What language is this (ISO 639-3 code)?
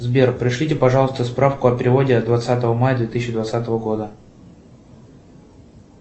rus